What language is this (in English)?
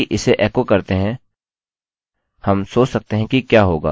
Hindi